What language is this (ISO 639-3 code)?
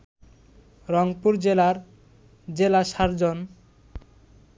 ben